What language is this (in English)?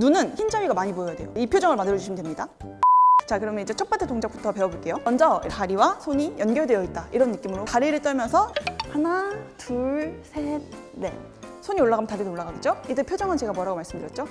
Korean